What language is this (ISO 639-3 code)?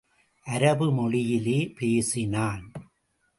tam